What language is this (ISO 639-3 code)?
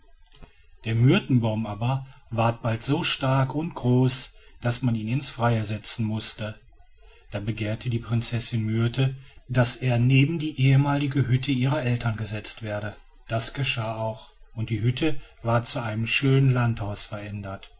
deu